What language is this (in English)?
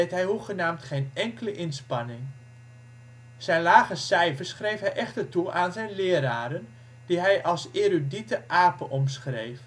Dutch